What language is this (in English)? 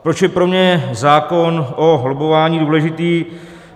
Czech